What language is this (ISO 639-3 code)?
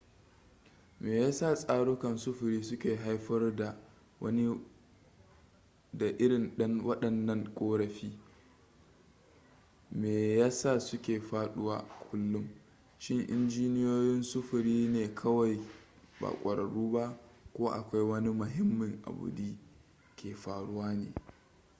hau